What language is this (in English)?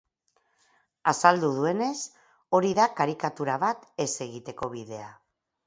Basque